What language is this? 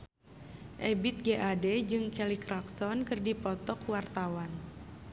Sundanese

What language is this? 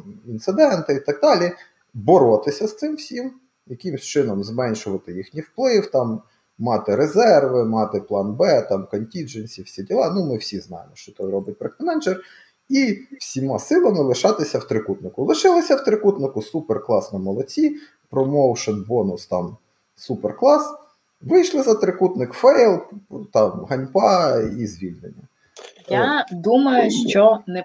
Ukrainian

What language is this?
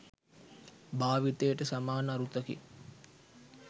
Sinhala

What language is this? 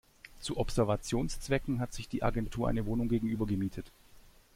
German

